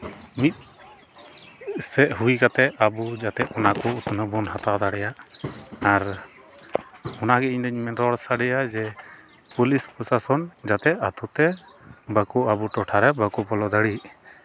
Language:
Santali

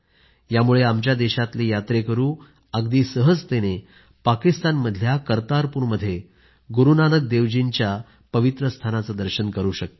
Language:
Marathi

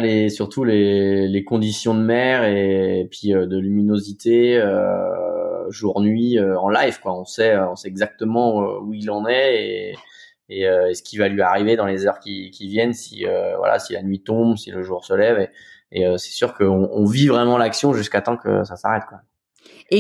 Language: French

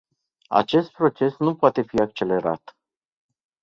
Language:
Romanian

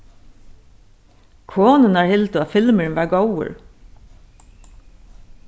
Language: Faroese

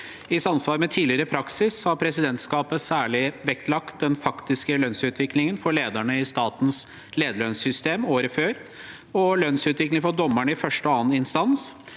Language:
Norwegian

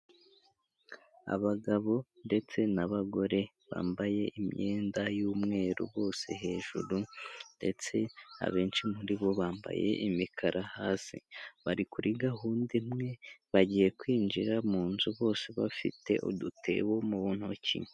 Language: Kinyarwanda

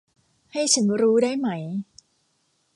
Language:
Thai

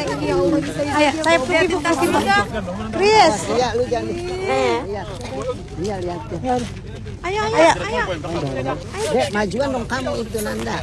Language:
Indonesian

